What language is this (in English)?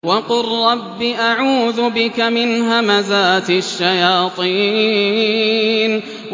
Arabic